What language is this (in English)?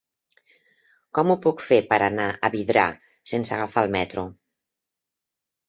Catalan